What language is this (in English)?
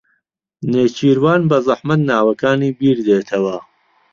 Central Kurdish